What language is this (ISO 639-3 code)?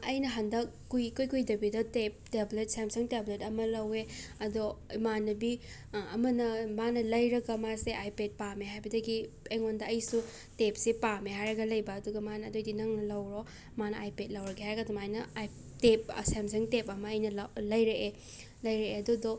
mni